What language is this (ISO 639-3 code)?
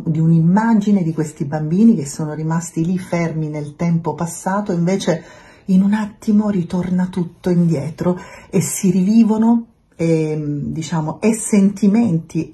ita